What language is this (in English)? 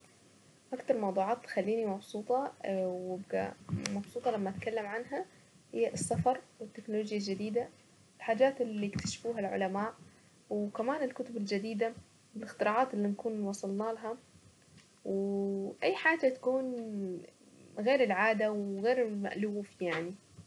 Saidi Arabic